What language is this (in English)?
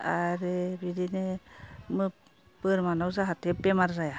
Bodo